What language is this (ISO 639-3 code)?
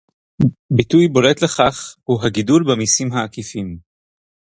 heb